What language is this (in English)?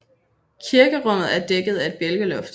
Danish